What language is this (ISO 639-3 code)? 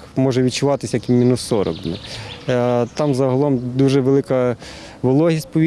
ukr